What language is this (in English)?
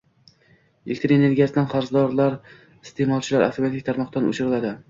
Uzbek